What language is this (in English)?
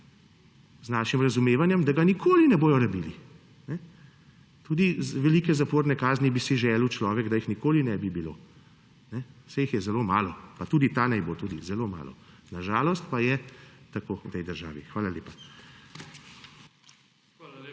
Slovenian